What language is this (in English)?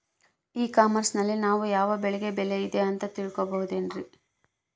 Kannada